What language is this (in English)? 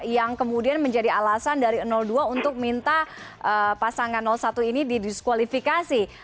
Indonesian